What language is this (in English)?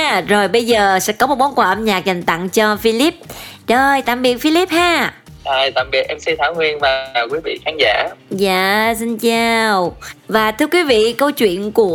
Vietnamese